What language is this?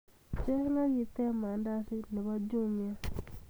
Kalenjin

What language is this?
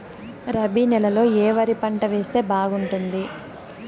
Telugu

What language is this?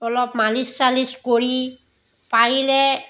Assamese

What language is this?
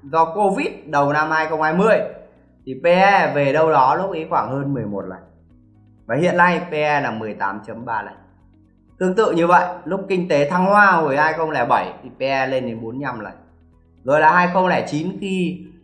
Vietnamese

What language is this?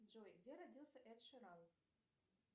Russian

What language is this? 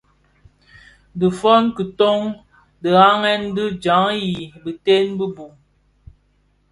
Bafia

